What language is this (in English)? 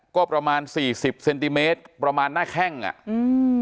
Thai